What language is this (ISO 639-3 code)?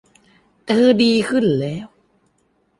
tha